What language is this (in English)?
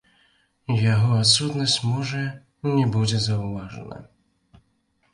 Belarusian